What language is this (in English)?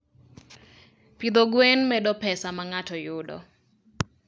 Luo (Kenya and Tanzania)